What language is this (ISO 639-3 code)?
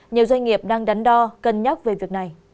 vie